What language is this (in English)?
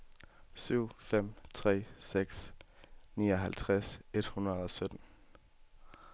Danish